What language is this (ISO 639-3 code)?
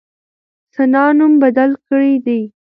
pus